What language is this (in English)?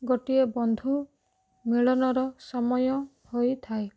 Odia